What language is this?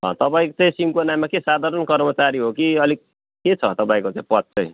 Nepali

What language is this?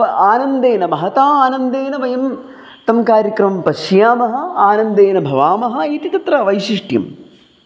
Sanskrit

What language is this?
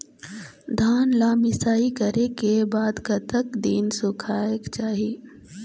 Chhattisgarhi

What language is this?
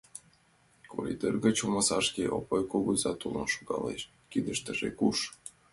Mari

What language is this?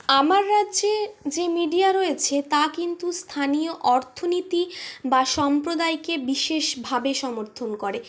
Bangla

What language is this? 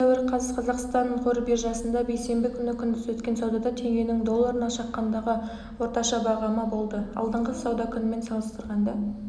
Kazakh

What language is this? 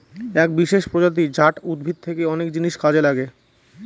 Bangla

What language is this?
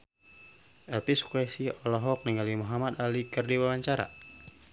Sundanese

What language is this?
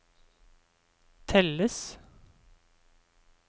Norwegian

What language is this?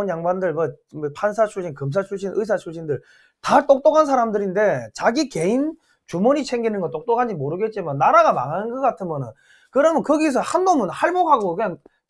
Korean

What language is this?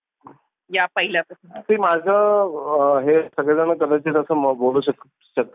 Marathi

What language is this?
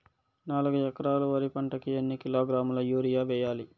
Telugu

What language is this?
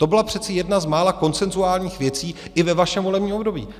Czech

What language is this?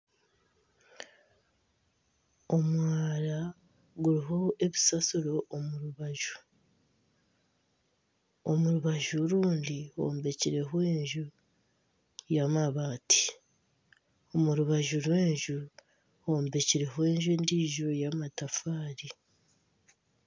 Nyankole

